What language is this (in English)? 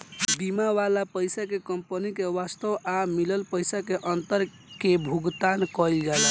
Bhojpuri